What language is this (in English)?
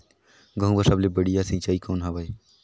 Chhattisgarhi